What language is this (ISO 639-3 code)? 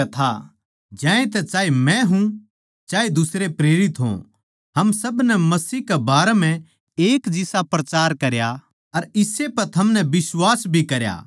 bgc